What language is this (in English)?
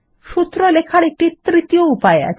Bangla